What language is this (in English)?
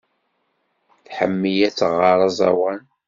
Kabyle